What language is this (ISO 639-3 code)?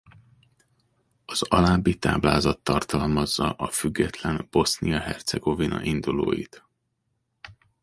hun